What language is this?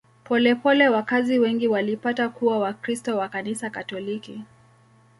Swahili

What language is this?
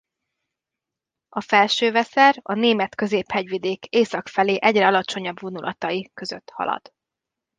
Hungarian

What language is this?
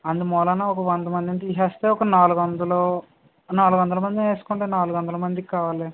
Telugu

